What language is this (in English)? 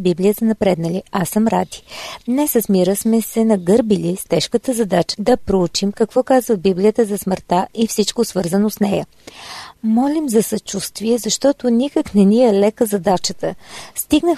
Bulgarian